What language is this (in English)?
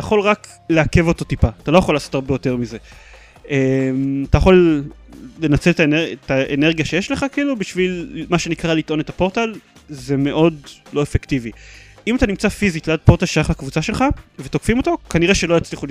Hebrew